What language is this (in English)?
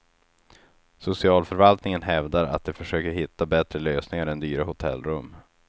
Swedish